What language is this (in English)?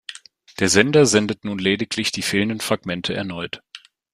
German